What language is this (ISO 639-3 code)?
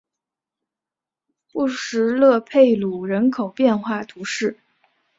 zho